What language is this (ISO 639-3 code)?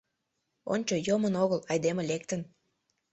chm